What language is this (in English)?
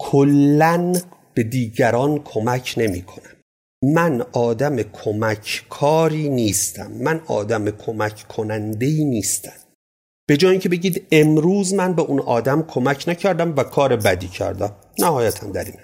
Persian